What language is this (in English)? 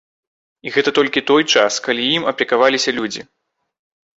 Belarusian